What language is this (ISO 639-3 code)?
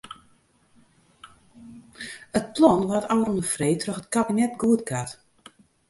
fry